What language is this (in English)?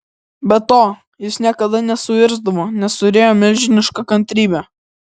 Lithuanian